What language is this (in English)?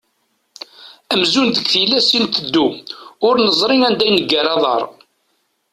Kabyle